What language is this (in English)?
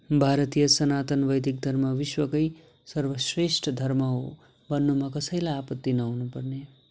Nepali